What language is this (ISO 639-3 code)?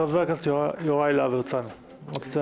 heb